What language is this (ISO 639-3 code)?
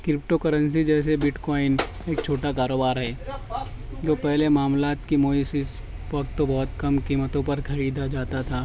urd